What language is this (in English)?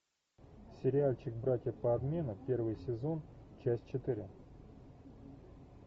Russian